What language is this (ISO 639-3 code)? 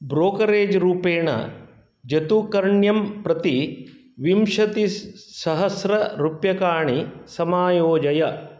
san